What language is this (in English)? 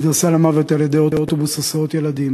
Hebrew